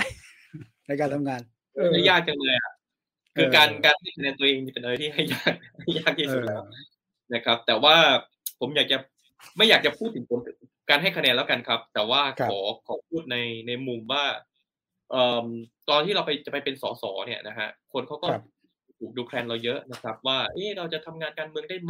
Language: Thai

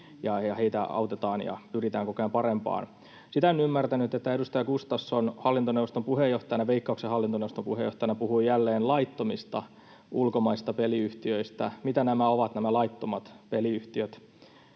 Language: Finnish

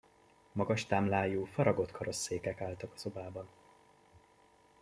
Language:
Hungarian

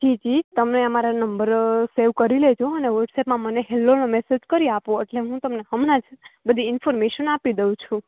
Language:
Gujarati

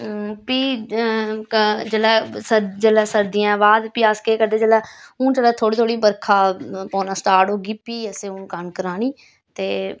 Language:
Dogri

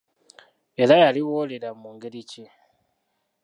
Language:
Ganda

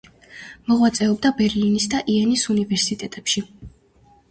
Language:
Georgian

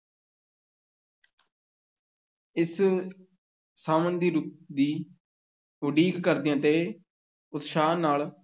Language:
Punjabi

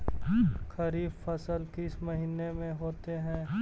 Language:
Magahi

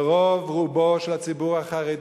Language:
Hebrew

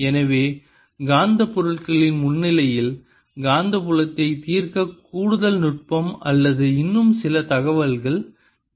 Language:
Tamil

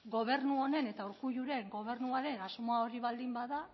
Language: Basque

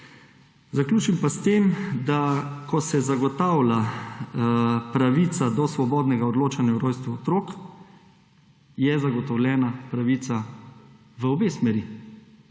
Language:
Slovenian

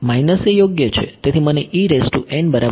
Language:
Gujarati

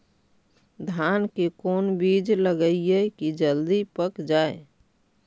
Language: Magahi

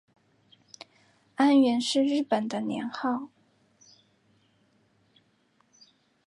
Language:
Chinese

